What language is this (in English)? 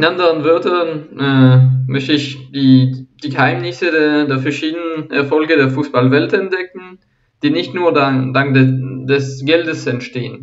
German